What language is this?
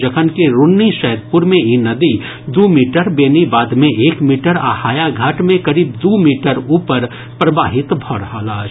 Maithili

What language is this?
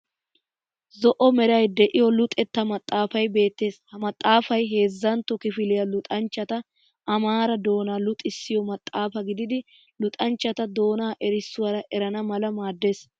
Wolaytta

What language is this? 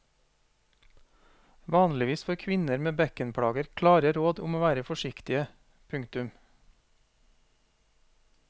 Norwegian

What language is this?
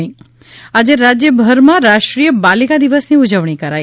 Gujarati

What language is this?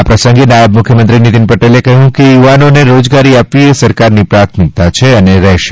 Gujarati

